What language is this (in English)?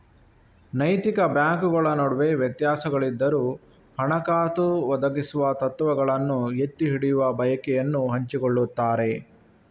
Kannada